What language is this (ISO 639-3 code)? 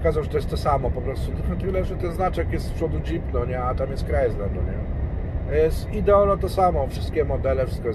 pol